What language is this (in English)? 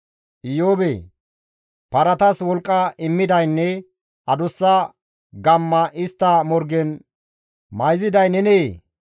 Gamo